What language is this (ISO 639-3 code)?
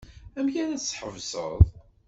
kab